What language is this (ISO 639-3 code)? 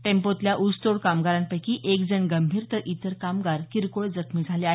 mar